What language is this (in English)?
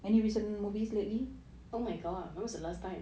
English